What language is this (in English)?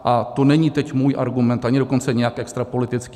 Czech